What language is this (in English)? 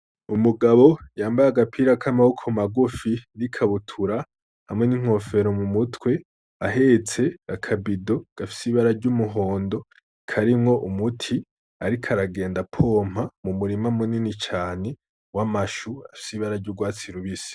Rundi